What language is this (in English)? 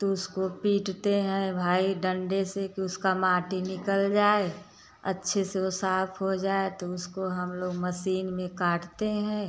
Hindi